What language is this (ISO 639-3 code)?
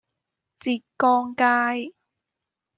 yue